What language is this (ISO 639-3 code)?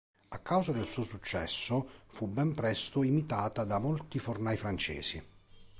ita